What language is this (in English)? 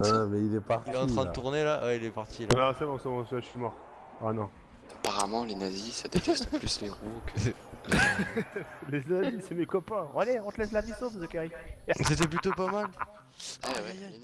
French